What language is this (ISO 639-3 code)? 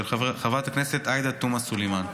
heb